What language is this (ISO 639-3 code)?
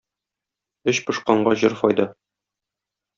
tat